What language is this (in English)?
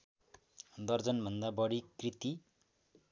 Nepali